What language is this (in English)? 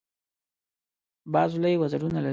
Pashto